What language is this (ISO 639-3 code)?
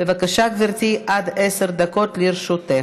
heb